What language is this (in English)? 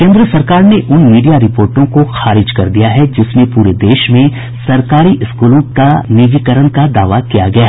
Hindi